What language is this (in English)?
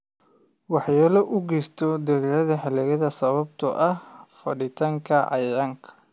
Somali